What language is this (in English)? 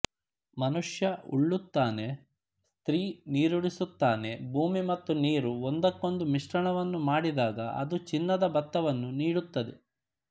Kannada